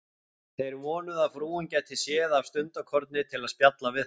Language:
Icelandic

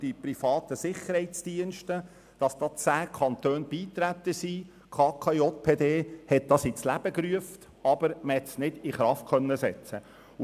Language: Swiss German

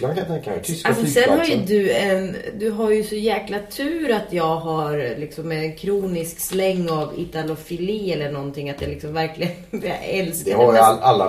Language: Swedish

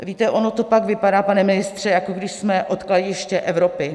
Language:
Czech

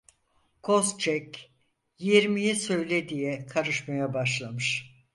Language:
Turkish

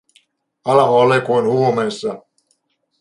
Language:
Finnish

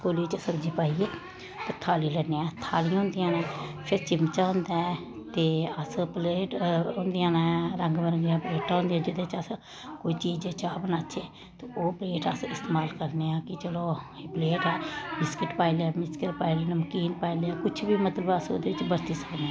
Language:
Dogri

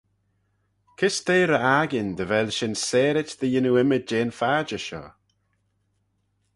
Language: Manx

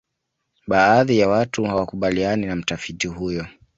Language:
Swahili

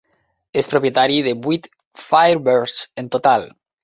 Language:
Catalan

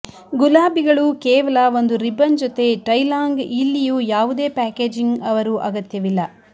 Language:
Kannada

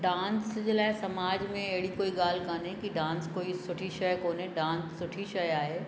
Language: Sindhi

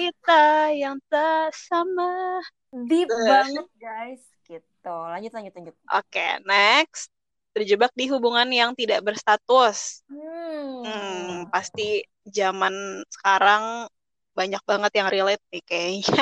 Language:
Indonesian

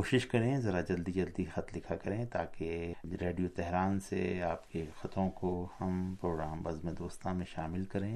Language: Urdu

